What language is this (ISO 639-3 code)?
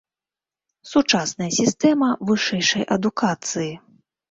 bel